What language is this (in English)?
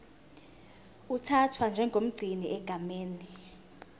Zulu